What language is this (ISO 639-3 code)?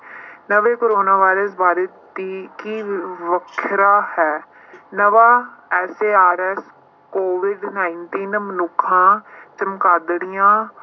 pan